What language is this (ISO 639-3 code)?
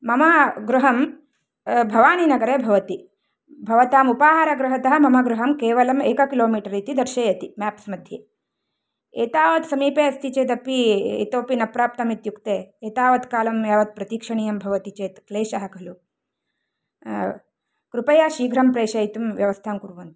san